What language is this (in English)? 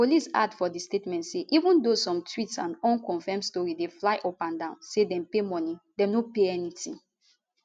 Nigerian Pidgin